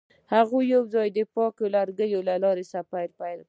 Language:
Pashto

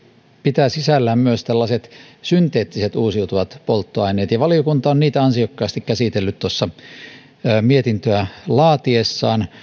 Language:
Finnish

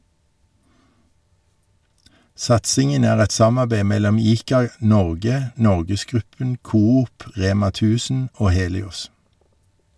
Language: Norwegian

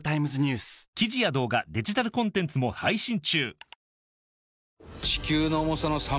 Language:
Japanese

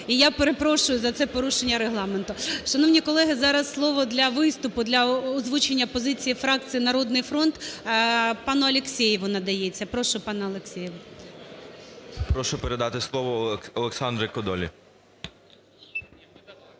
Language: Ukrainian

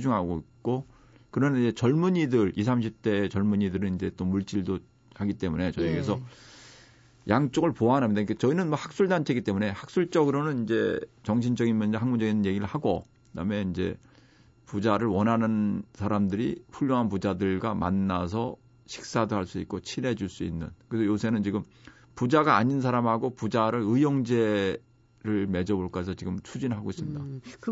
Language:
Korean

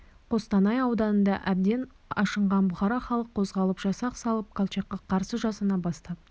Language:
Kazakh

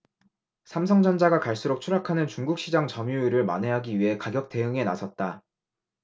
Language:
Korean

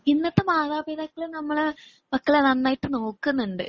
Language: Malayalam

